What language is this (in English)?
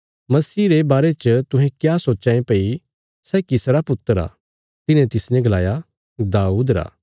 Bilaspuri